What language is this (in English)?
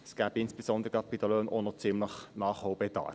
Swiss German